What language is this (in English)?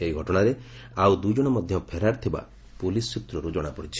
Odia